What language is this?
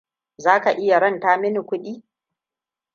Hausa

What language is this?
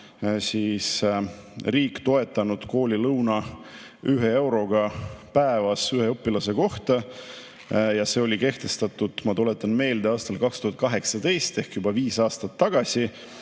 Estonian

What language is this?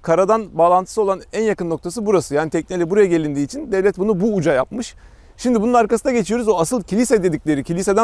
Turkish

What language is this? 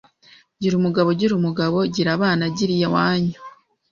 Kinyarwanda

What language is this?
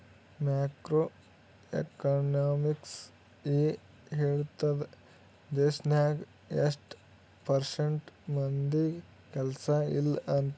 Kannada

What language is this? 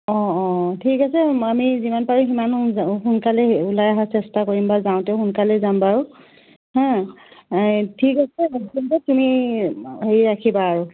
Assamese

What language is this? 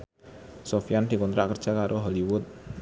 Javanese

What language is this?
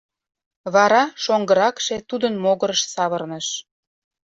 Mari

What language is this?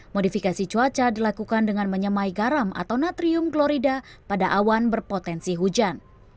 Indonesian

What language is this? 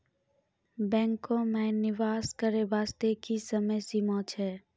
Maithili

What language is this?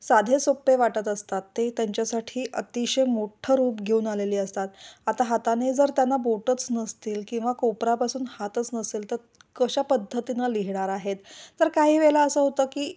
Marathi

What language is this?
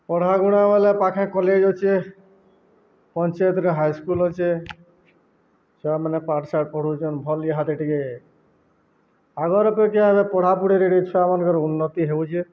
Odia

